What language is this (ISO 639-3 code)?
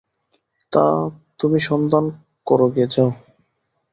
ben